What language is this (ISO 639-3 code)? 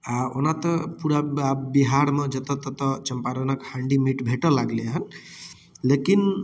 mai